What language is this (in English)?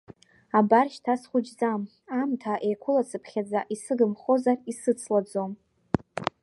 Abkhazian